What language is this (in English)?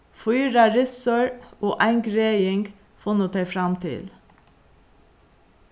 Faroese